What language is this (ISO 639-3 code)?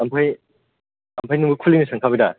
brx